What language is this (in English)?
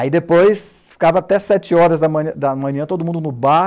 Portuguese